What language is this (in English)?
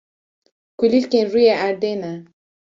Kurdish